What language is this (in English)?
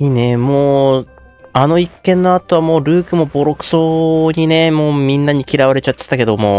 Japanese